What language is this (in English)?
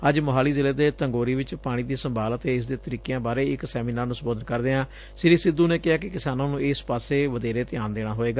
Punjabi